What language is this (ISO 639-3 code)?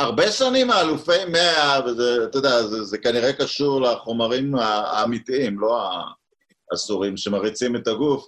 heb